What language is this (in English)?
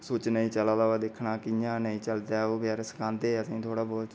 Dogri